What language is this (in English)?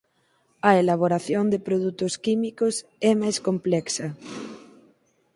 Galician